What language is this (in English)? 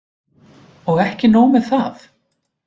Icelandic